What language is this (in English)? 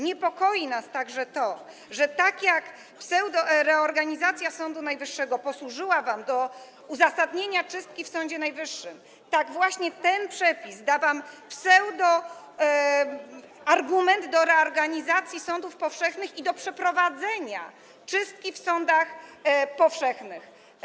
Polish